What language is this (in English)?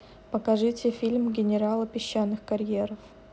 Russian